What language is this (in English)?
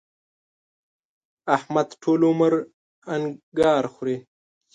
Pashto